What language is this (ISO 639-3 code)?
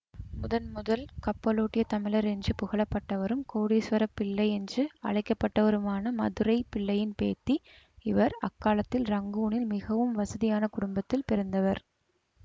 tam